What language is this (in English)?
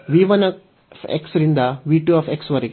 Kannada